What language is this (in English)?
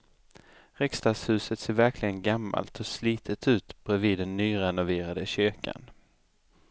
Swedish